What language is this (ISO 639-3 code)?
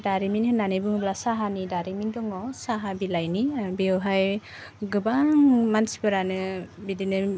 brx